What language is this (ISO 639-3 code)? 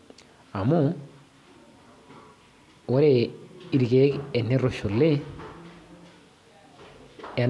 mas